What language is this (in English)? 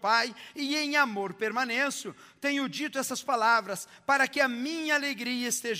Portuguese